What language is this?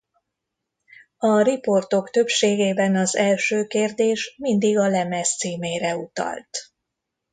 Hungarian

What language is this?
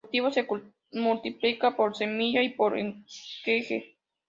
Spanish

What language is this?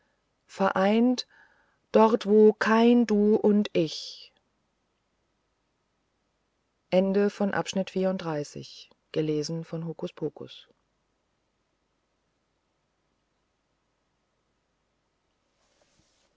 German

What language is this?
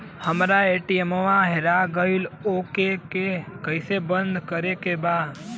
Bhojpuri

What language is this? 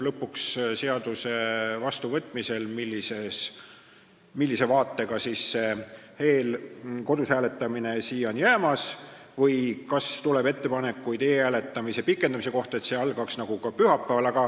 Estonian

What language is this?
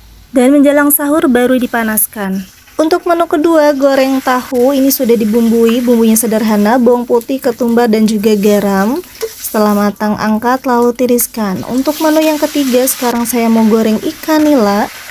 Indonesian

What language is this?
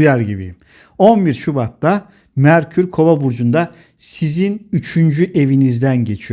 Turkish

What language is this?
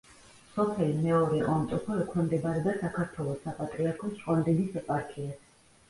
Georgian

